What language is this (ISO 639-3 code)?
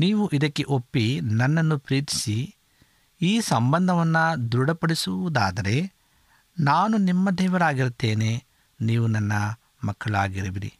kan